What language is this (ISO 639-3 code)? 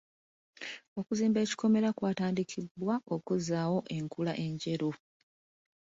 lug